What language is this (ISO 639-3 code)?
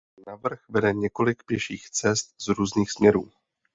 ces